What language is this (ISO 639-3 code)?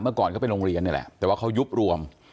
tha